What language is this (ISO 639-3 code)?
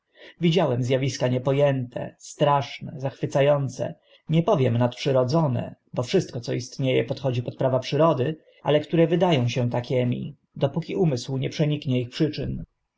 pol